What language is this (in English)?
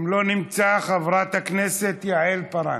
Hebrew